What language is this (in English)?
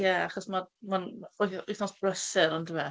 Welsh